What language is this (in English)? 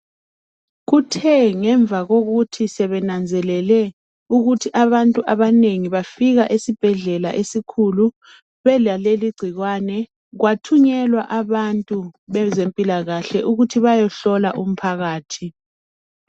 North Ndebele